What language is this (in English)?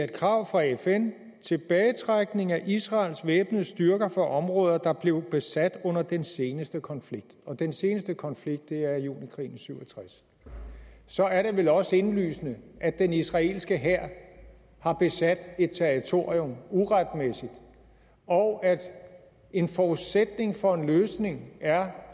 Danish